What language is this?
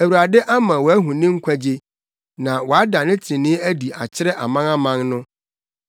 Akan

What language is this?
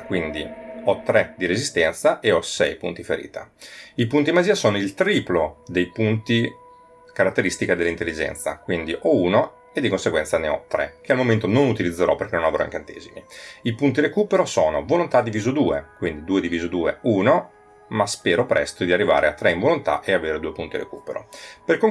Italian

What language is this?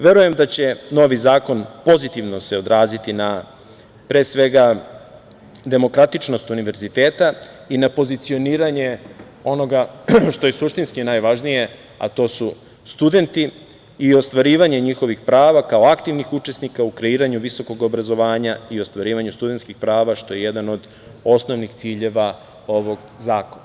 Serbian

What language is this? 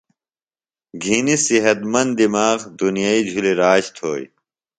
Phalura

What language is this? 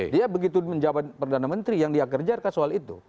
Indonesian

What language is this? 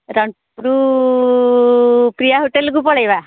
Odia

